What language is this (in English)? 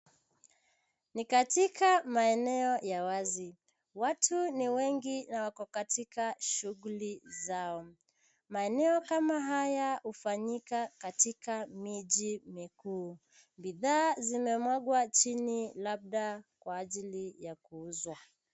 Swahili